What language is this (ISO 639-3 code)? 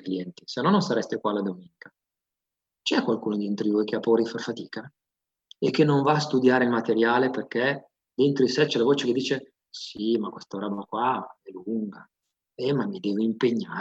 ita